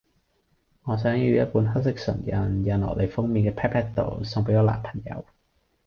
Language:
Cantonese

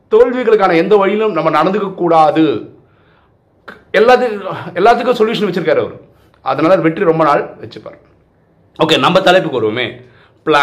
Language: Tamil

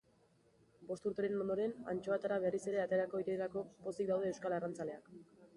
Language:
Basque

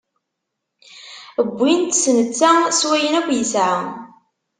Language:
Kabyle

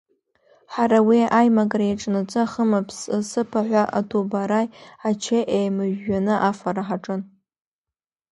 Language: Abkhazian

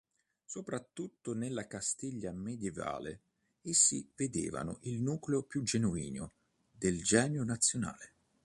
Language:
Italian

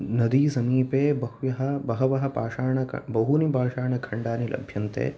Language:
Sanskrit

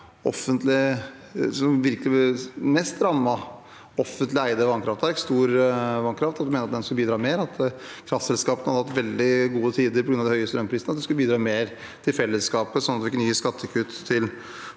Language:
Norwegian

